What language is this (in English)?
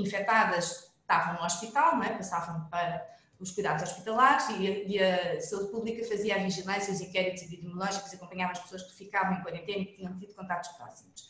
Portuguese